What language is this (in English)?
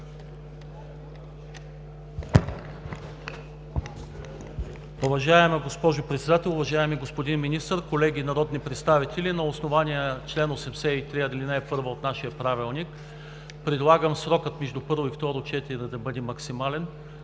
Bulgarian